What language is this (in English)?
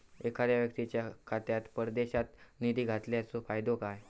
Marathi